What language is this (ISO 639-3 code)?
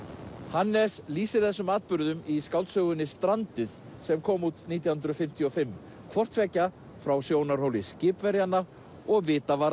isl